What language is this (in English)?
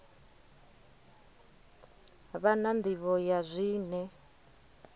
Venda